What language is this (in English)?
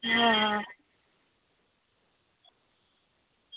Dogri